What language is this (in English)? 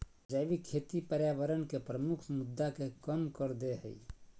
Magahi